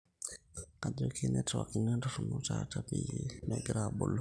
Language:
Masai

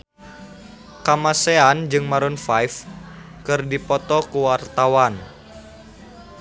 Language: Sundanese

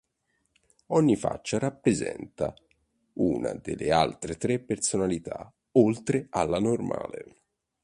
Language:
Italian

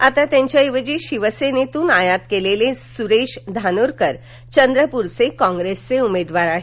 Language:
Marathi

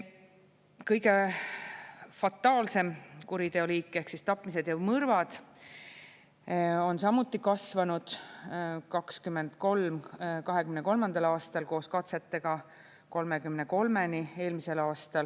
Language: Estonian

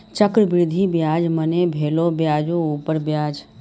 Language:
Maithili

